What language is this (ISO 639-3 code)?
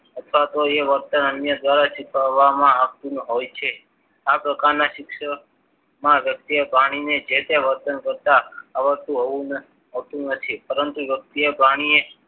guj